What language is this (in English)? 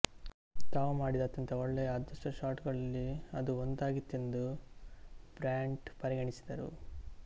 Kannada